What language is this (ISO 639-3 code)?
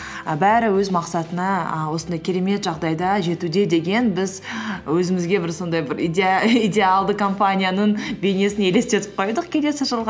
kaz